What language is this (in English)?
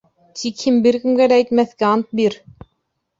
Bashkir